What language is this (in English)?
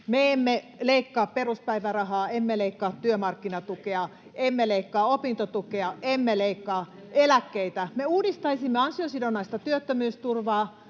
Finnish